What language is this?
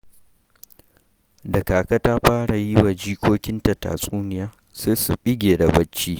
Hausa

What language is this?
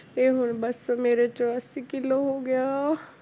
Punjabi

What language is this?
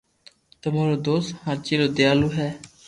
Loarki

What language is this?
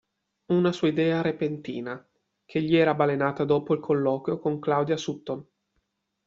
Italian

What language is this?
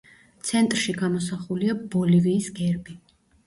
Georgian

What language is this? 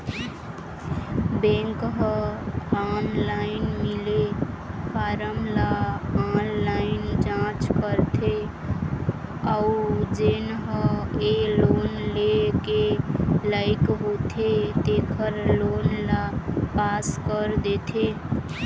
Chhattisgarhi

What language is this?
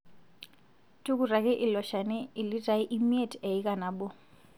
Masai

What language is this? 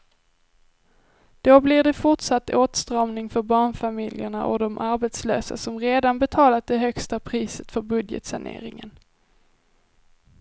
Swedish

